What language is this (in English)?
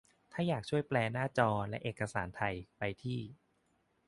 Thai